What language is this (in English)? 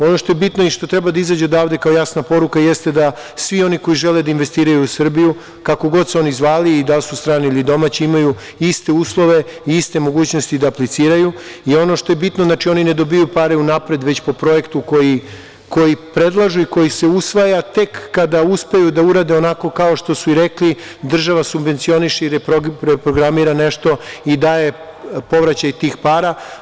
Serbian